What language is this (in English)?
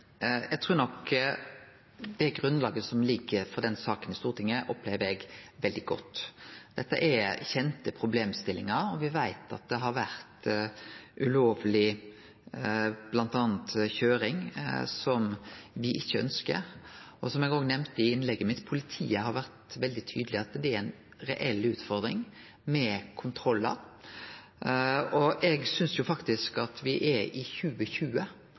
Norwegian Nynorsk